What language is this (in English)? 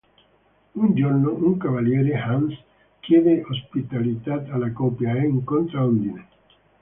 Italian